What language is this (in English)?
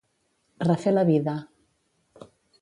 Catalan